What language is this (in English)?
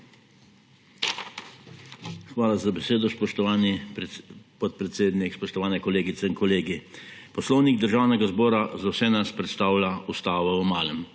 Slovenian